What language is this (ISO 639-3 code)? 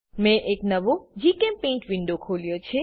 guj